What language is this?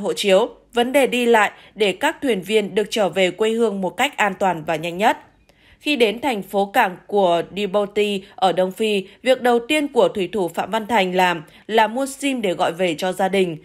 Vietnamese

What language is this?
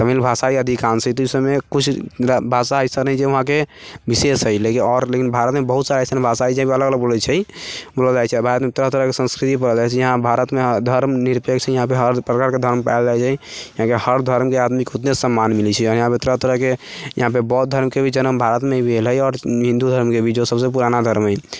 Maithili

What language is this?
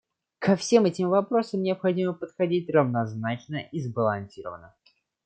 Russian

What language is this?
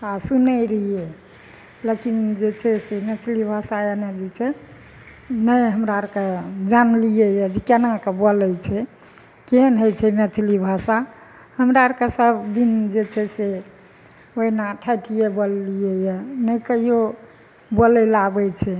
Maithili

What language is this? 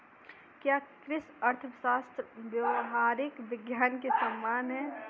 Hindi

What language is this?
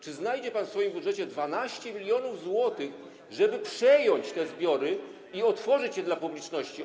Polish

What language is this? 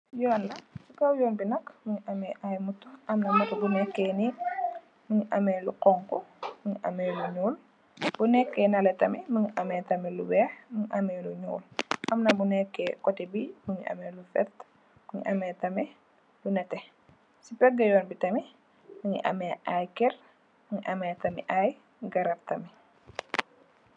Wolof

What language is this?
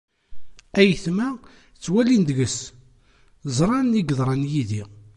Kabyle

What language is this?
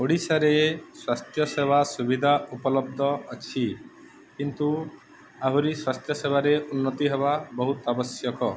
Odia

